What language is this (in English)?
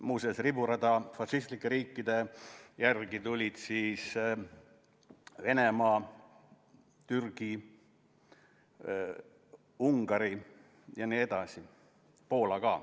Estonian